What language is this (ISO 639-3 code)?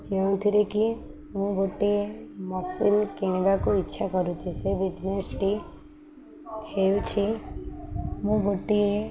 ori